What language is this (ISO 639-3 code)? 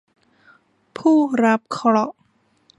tha